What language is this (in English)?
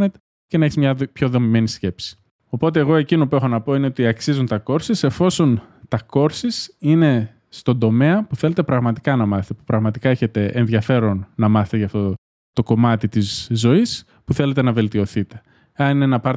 Greek